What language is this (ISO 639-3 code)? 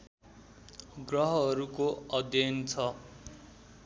nep